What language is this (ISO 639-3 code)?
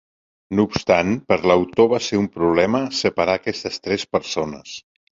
cat